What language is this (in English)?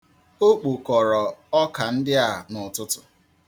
Igbo